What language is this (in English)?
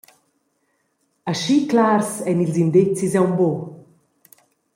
Romansh